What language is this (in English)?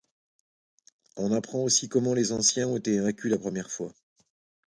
French